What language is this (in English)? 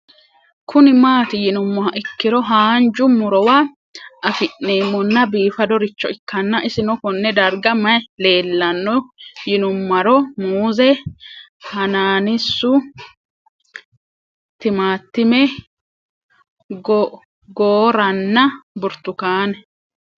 Sidamo